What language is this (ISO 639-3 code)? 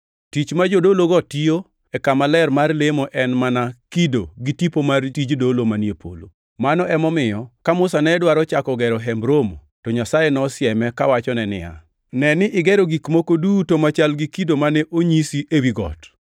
luo